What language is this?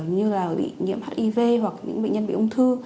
Vietnamese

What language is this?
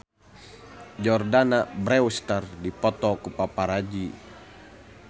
Sundanese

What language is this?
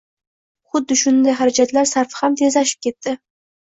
Uzbek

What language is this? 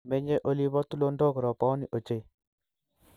Kalenjin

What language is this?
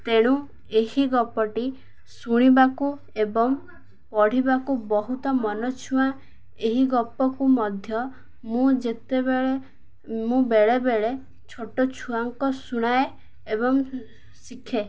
Odia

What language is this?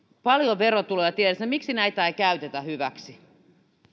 Finnish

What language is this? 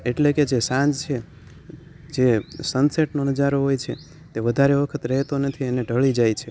Gujarati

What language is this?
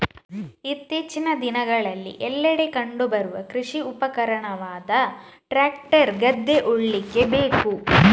Kannada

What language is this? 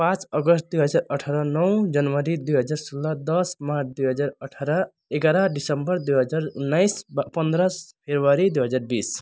Nepali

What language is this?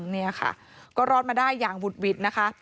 Thai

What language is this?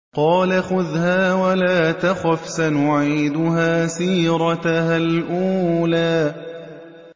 Arabic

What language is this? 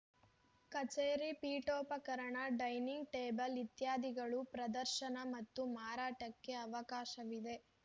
Kannada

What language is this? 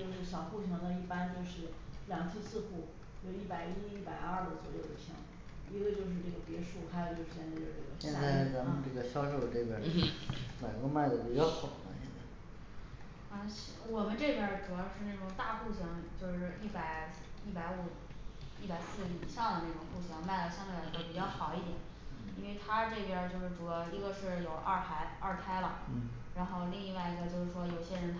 Chinese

